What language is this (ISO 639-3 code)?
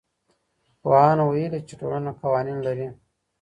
pus